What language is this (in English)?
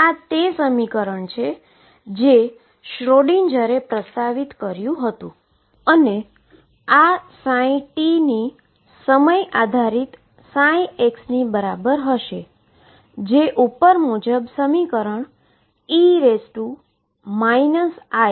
Gujarati